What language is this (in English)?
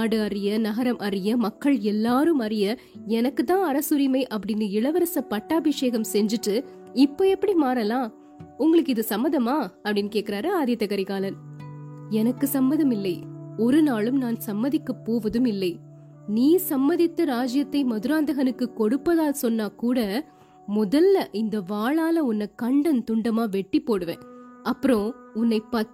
Tamil